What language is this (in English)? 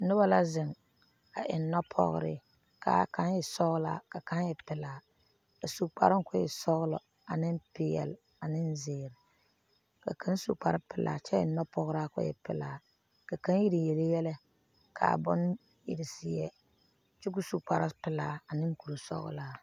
Southern Dagaare